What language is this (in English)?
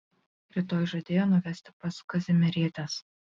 Lithuanian